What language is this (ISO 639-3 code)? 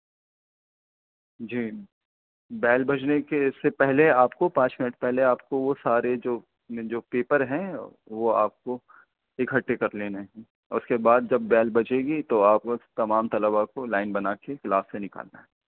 urd